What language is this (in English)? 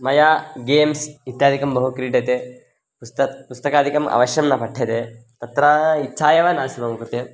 Sanskrit